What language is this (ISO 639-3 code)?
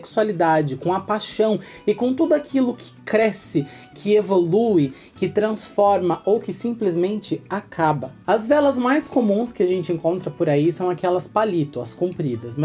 por